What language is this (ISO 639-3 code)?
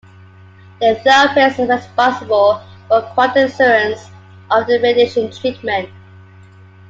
eng